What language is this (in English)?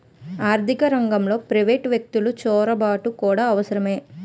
Telugu